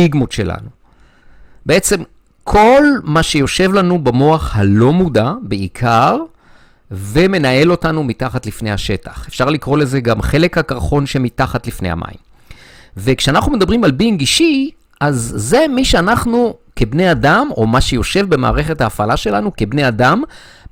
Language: Hebrew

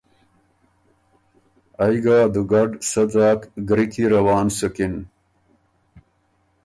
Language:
Ormuri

